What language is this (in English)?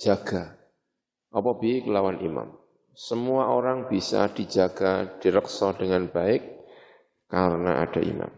Indonesian